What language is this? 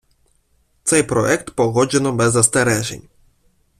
Ukrainian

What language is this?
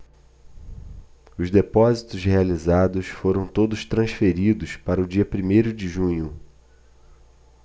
Portuguese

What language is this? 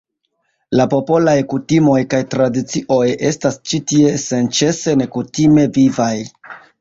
Esperanto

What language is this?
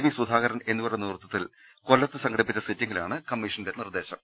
Malayalam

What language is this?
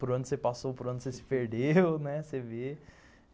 Portuguese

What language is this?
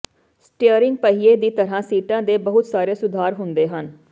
Punjabi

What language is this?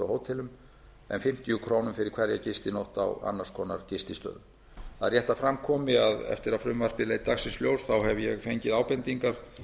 Icelandic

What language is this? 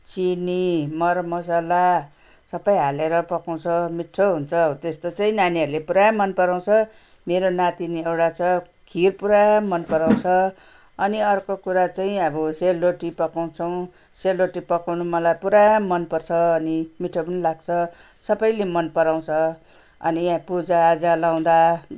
Nepali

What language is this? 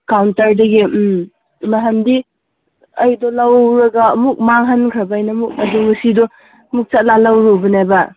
Manipuri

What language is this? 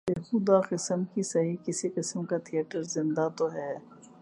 Urdu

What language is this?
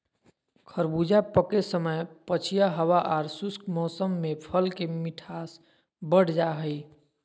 Magahi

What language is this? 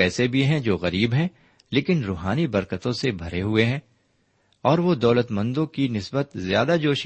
Urdu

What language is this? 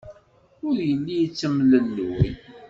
Kabyle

